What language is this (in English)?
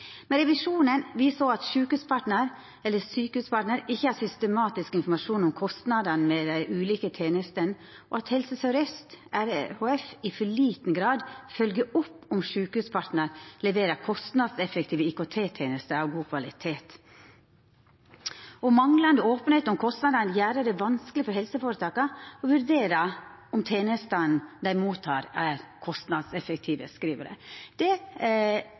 Norwegian Nynorsk